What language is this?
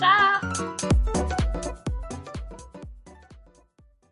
Welsh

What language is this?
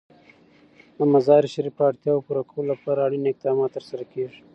Pashto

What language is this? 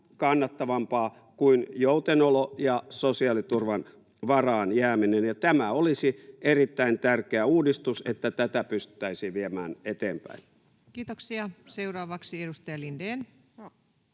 Finnish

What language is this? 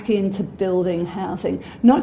Indonesian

